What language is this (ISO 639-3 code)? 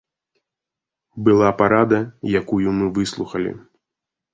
bel